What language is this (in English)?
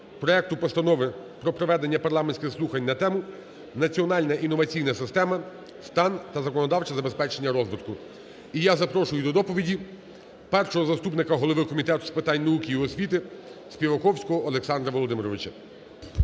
Ukrainian